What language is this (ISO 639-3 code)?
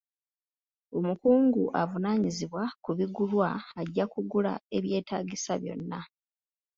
lug